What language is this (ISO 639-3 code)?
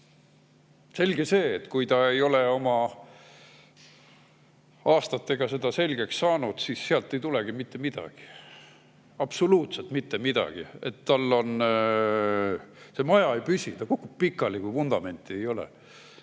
est